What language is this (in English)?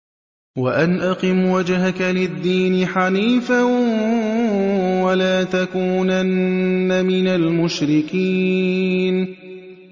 Arabic